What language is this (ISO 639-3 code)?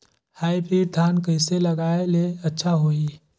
hne